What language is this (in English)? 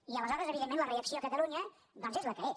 Catalan